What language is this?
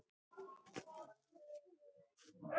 Icelandic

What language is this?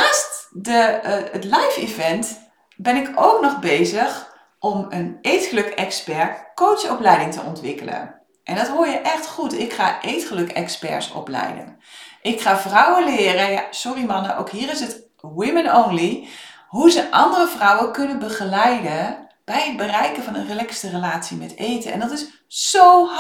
Dutch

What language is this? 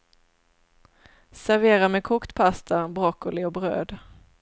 Swedish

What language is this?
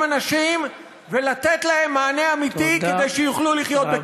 Hebrew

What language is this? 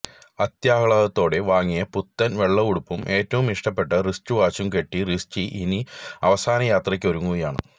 Malayalam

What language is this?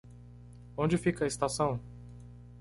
Portuguese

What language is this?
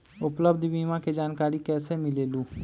Magahi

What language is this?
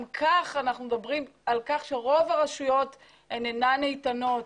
Hebrew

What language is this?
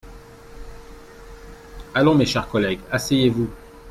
French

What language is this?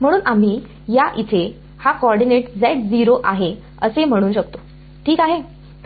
Marathi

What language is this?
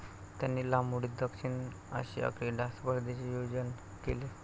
Marathi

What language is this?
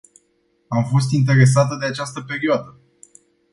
Romanian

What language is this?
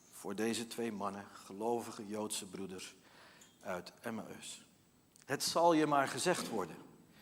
Dutch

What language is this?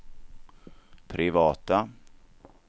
Swedish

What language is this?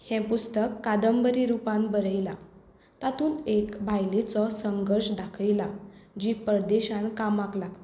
Konkani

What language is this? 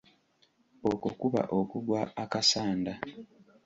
Ganda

